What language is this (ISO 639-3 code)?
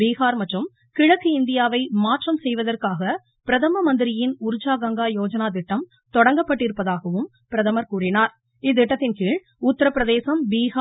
tam